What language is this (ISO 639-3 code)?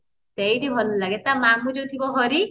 ori